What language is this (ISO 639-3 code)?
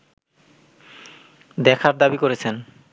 ben